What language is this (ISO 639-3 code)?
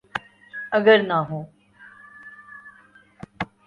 urd